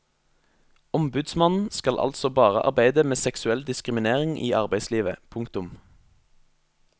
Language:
Norwegian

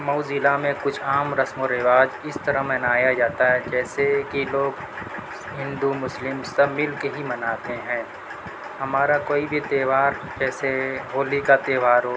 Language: Urdu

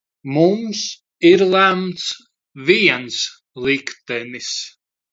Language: Latvian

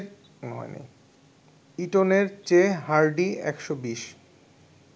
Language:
Bangla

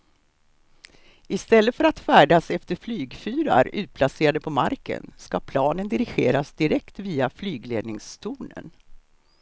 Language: Swedish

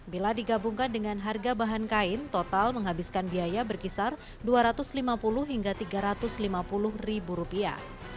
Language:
Indonesian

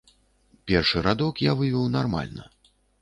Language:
Belarusian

